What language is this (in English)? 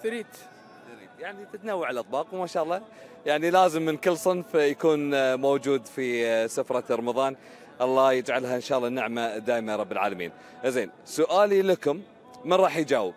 Arabic